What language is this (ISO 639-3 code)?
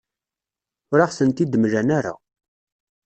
kab